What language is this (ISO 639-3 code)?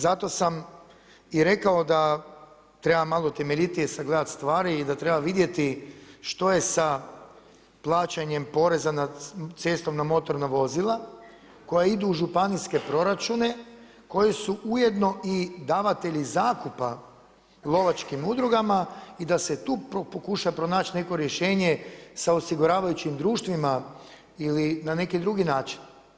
hrv